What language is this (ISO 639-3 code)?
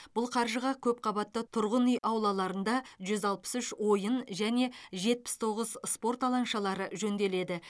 kaz